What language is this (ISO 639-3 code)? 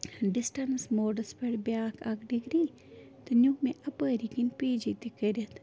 kas